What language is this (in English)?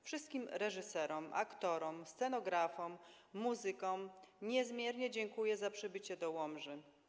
Polish